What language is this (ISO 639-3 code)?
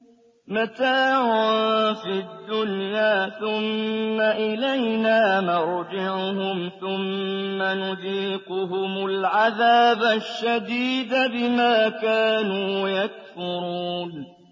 ara